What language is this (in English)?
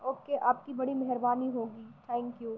Urdu